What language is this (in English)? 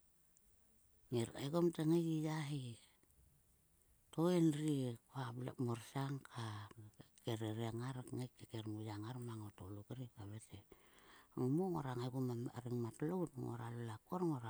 Sulka